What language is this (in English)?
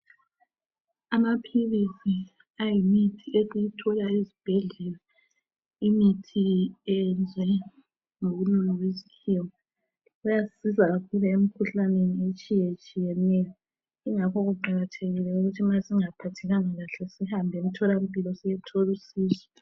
North Ndebele